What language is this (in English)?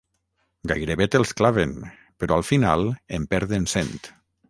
Catalan